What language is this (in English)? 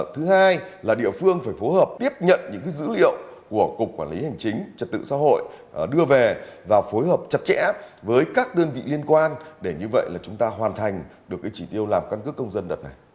Vietnamese